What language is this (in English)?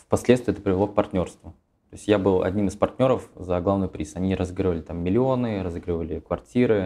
Russian